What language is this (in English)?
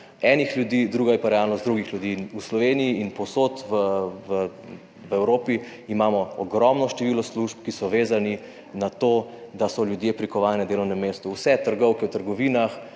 Slovenian